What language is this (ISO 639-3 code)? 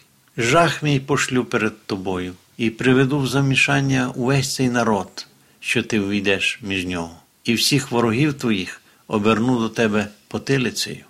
ukr